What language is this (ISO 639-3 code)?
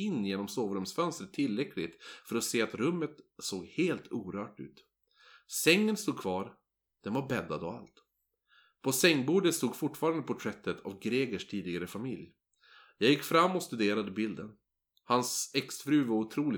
swe